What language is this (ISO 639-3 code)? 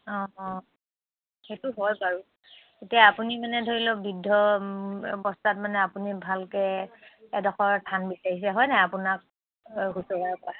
asm